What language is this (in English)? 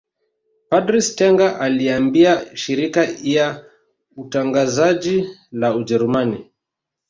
Swahili